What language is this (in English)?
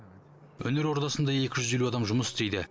Kazakh